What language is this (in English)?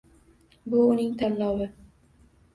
Uzbek